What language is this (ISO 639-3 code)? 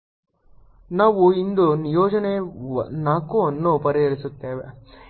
kan